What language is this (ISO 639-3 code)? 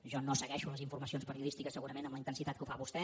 cat